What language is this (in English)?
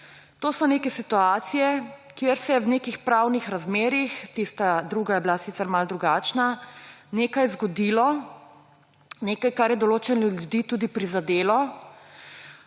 Slovenian